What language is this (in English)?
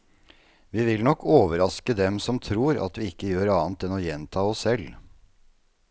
Norwegian